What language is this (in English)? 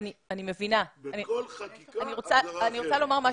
Hebrew